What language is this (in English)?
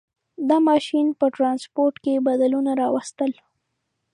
Pashto